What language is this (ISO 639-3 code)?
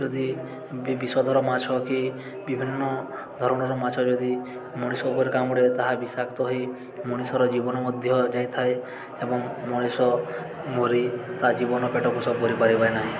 ori